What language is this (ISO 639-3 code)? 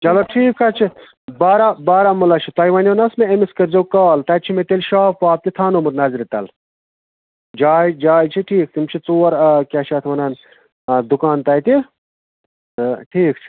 kas